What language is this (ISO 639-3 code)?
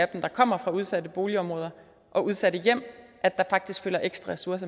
dan